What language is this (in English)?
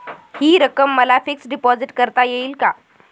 Marathi